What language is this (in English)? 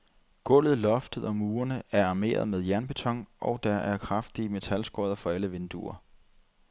Danish